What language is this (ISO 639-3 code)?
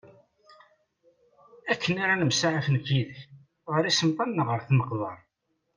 kab